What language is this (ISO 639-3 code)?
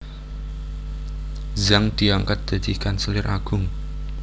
jav